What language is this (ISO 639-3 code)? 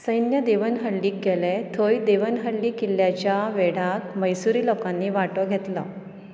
kok